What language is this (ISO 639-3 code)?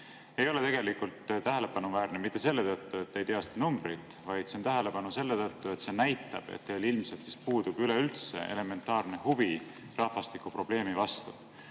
est